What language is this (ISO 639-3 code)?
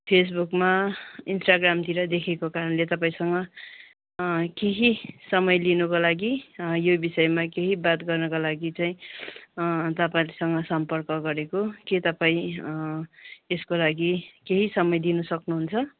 nep